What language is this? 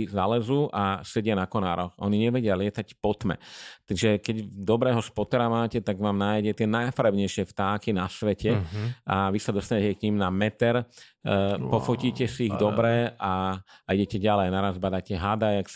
Slovak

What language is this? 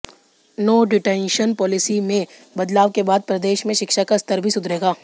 Hindi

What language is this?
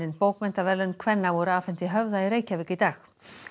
Icelandic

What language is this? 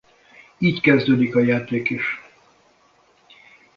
Hungarian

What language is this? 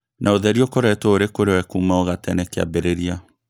Kikuyu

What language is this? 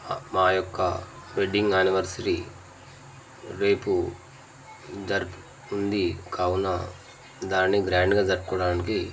Telugu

